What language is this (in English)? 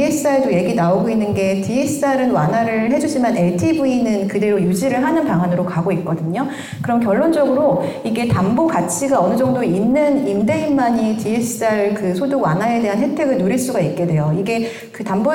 Korean